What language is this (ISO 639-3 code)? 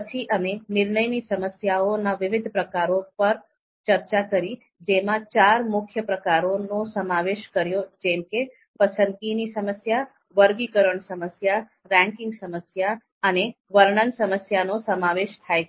guj